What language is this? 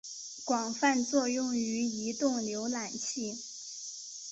Chinese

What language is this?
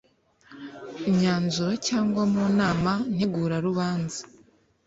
Kinyarwanda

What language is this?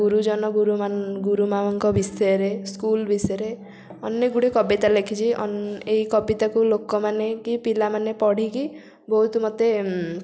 Odia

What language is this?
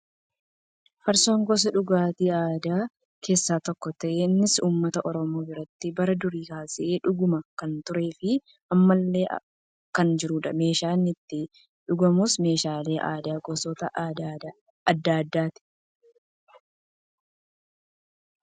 Oromo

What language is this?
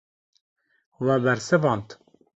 Kurdish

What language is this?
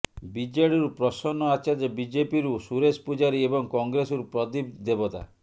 Odia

